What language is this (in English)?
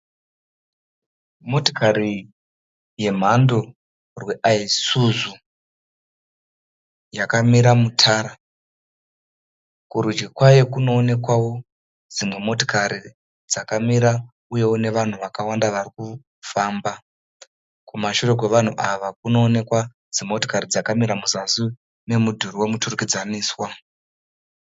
Shona